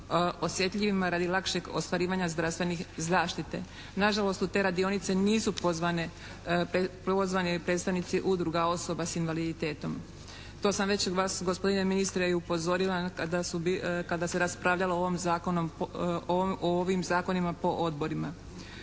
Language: Croatian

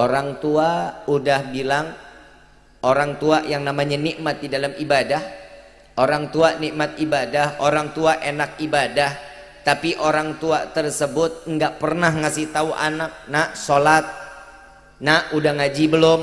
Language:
Indonesian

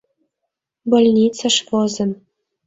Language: Mari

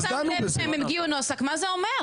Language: Hebrew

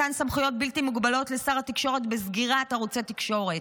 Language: Hebrew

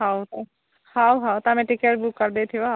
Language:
Odia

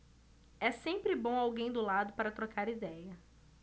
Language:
Portuguese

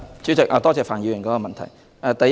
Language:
Cantonese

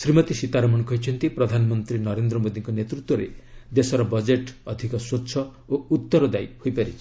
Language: Odia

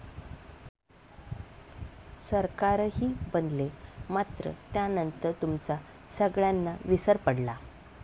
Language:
Marathi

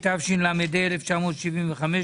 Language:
Hebrew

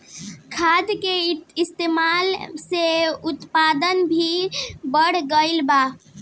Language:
Bhojpuri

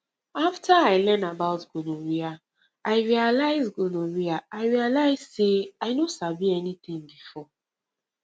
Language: Nigerian Pidgin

